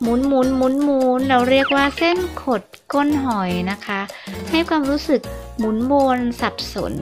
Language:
Thai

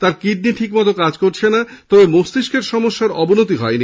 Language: Bangla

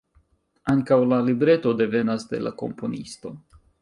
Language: Esperanto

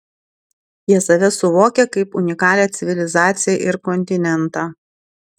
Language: Lithuanian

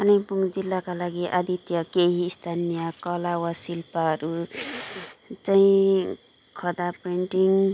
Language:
Nepali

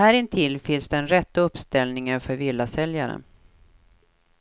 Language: Swedish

